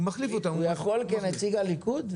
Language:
Hebrew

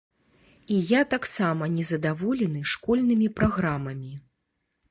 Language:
Belarusian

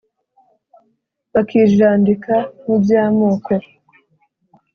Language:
Kinyarwanda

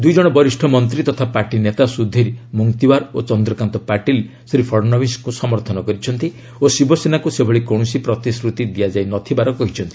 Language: Odia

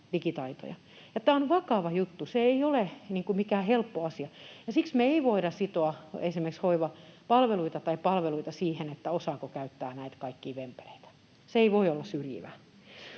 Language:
Finnish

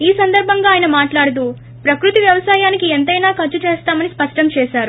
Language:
Telugu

